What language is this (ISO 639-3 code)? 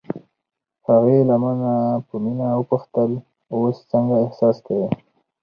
pus